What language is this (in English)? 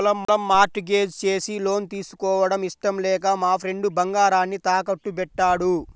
Telugu